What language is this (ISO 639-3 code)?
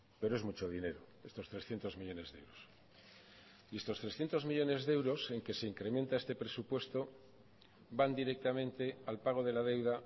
spa